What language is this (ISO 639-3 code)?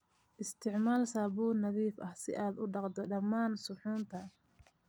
som